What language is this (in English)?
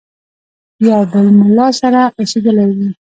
Pashto